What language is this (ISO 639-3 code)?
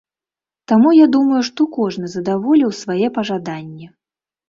bel